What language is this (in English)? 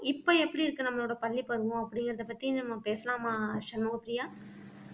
Tamil